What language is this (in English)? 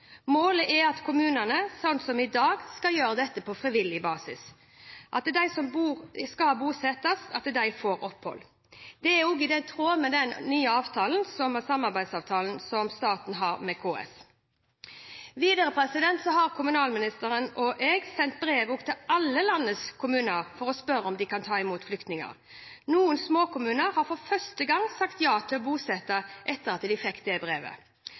Norwegian Bokmål